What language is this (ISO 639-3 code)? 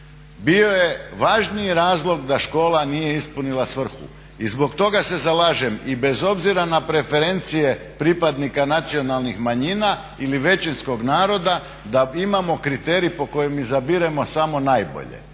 hrv